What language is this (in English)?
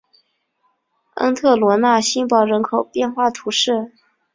Chinese